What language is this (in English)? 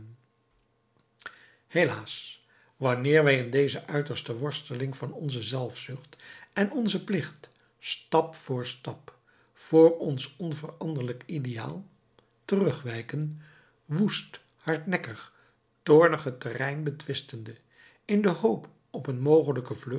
Dutch